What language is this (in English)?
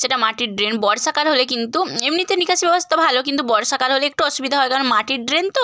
Bangla